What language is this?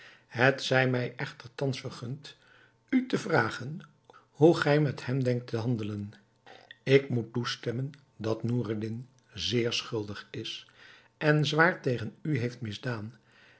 Dutch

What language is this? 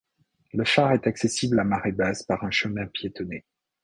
French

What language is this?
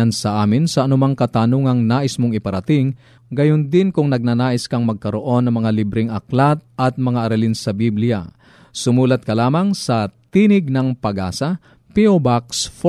Filipino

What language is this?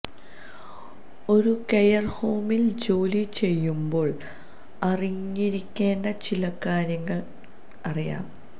Malayalam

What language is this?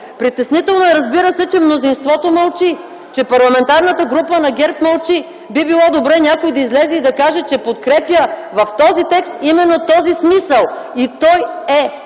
Bulgarian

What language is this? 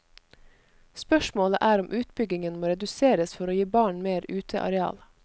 Norwegian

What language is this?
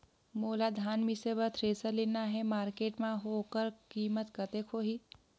Chhattisgarhi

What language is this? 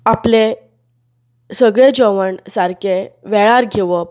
Konkani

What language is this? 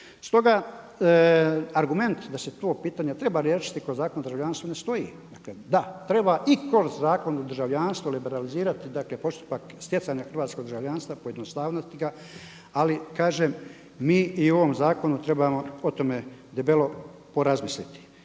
Croatian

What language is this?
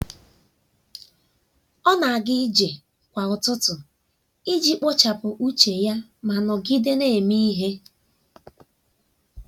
Igbo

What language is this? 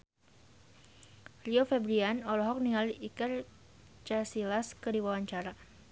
Sundanese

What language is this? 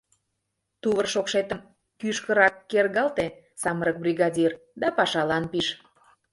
Mari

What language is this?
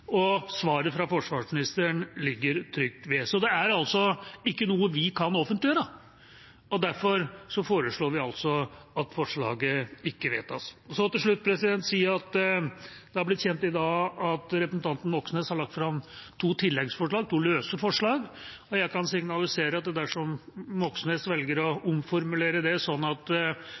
Norwegian Bokmål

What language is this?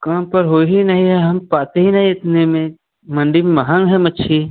Hindi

